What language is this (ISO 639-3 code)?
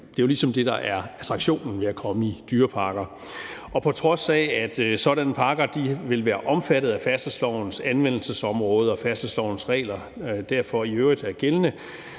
dan